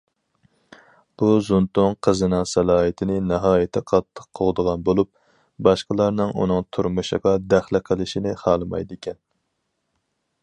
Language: Uyghur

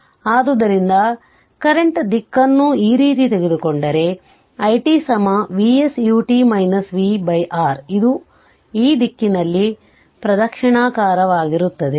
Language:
Kannada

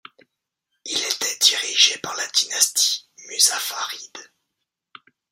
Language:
French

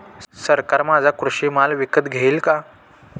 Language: Marathi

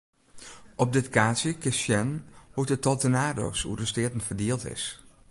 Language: Western Frisian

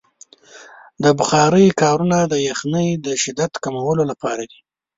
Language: Pashto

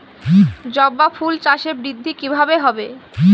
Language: Bangla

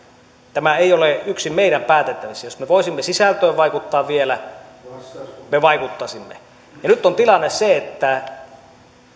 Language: Finnish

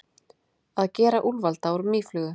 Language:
Icelandic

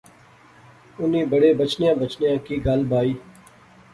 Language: Pahari-Potwari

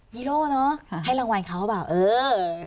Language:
Thai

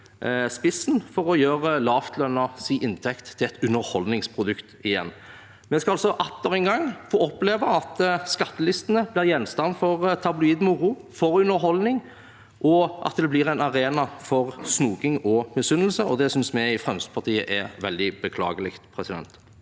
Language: Norwegian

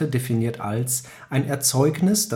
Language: German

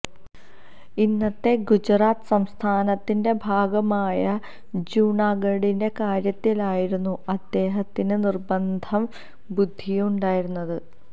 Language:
Malayalam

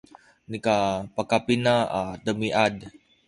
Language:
Sakizaya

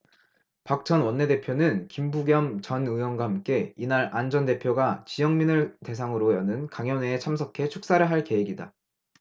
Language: Korean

